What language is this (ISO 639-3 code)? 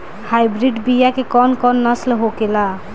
bho